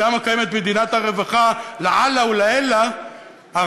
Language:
Hebrew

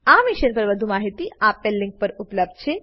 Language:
Gujarati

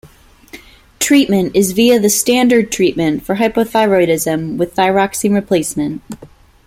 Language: English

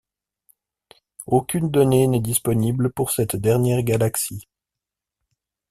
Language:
French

